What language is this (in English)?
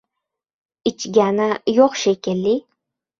Uzbek